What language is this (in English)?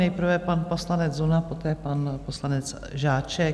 Czech